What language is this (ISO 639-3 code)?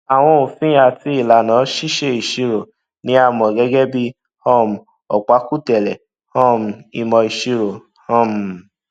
yor